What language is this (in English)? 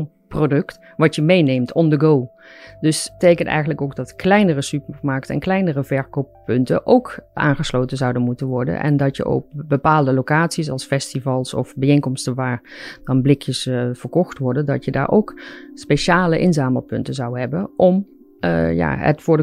Dutch